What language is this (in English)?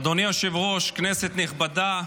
Hebrew